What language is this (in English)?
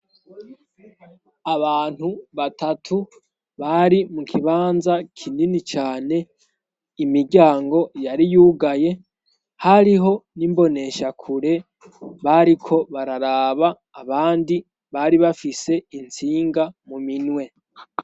Rundi